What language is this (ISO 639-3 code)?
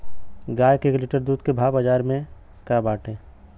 bho